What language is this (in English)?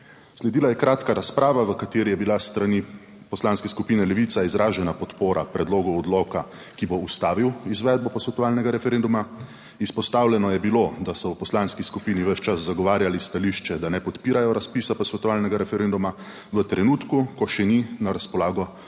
Slovenian